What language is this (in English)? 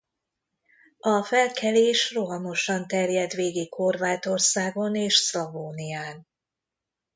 Hungarian